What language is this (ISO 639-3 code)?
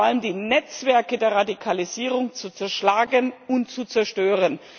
deu